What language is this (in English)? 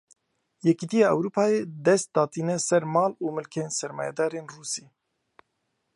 Kurdish